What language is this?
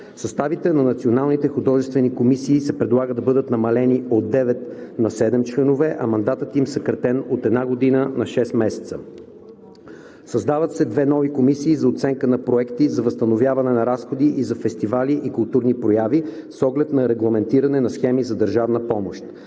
Bulgarian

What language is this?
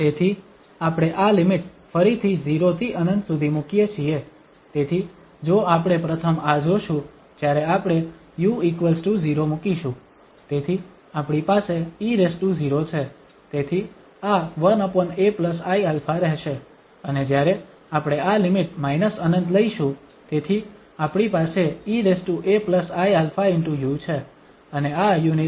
Gujarati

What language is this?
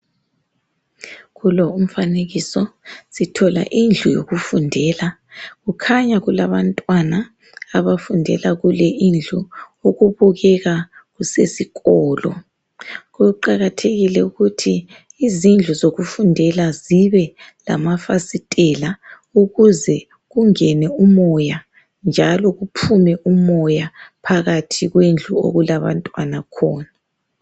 North Ndebele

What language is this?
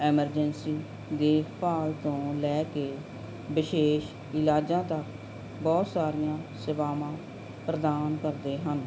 Punjabi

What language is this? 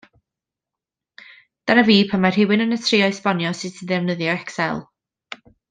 Welsh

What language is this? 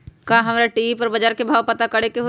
Magahi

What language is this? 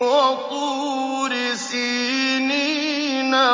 Arabic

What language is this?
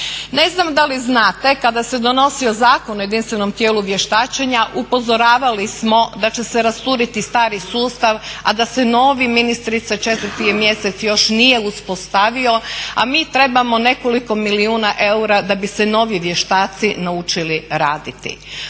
Croatian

